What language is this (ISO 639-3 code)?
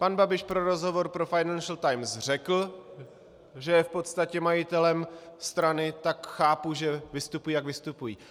ces